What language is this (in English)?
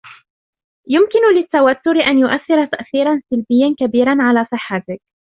Arabic